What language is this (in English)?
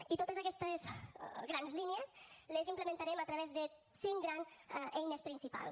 Catalan